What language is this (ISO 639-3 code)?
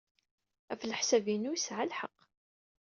kab